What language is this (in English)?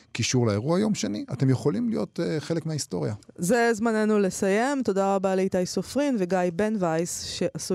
Hebrew